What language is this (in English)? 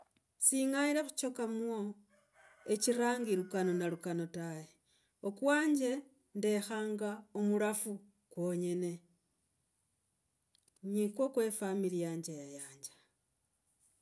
Logooli